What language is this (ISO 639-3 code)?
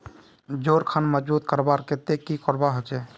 mag